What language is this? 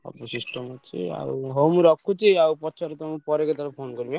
Odia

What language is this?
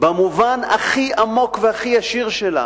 Hebrew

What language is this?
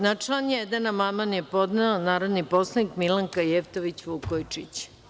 Serbian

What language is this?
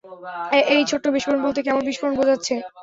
Bangla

